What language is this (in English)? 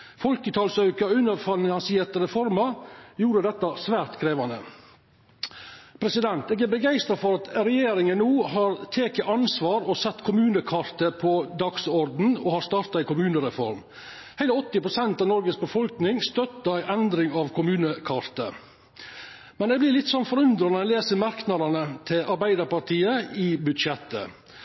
Norwegian Nynorsk